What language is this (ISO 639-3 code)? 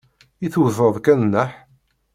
kab